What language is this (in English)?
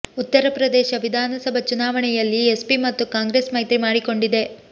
Kannada